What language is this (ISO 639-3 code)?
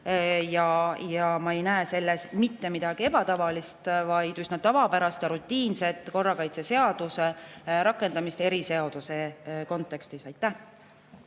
est